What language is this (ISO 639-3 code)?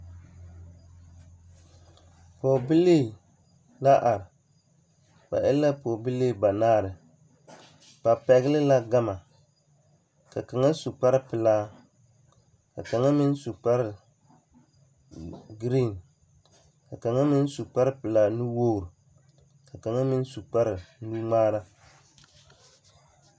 dga